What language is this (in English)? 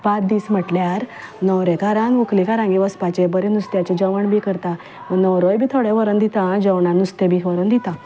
Konkani